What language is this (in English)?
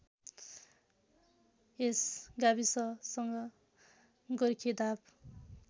Nepali